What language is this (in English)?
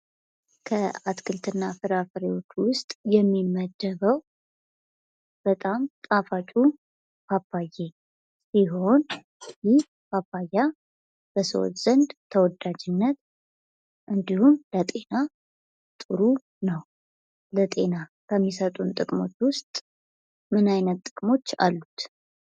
Amharic